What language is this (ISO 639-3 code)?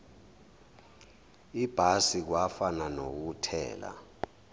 zul